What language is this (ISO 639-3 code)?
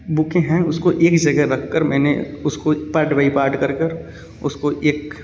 hin